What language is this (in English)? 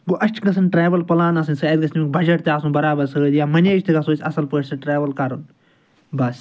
Kashmiri